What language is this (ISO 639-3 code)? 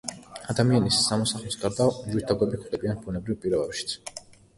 kat